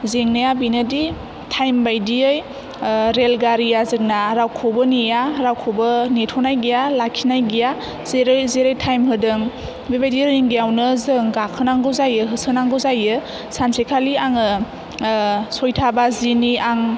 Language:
Bodo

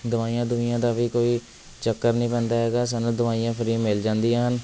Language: Punjabi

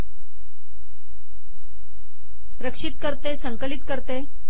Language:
Marathi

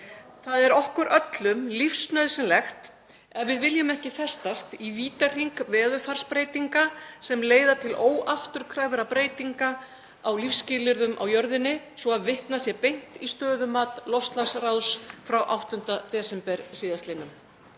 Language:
Icelandic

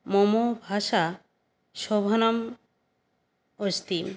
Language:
Sanskrit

